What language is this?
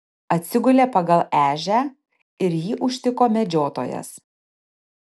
Lithuanian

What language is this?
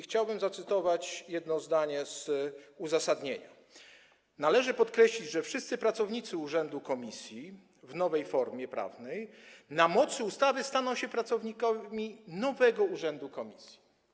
Polish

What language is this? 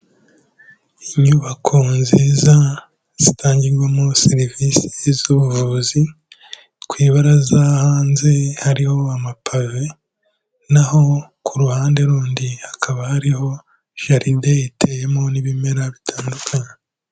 Kinyarwanda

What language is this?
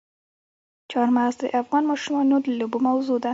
Pashto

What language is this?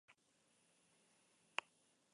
Basque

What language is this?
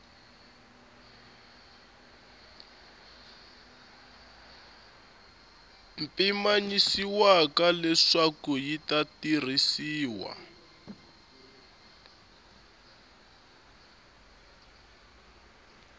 Tsonga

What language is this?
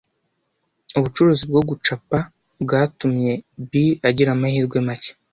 Kinyarwanda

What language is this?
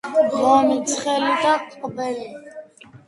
Georgian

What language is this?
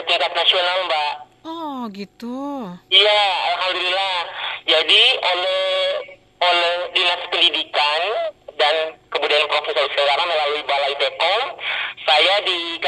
Indonesian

